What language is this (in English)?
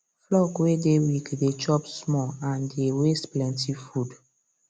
Nigerian Pidgin